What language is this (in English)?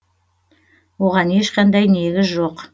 Kazakh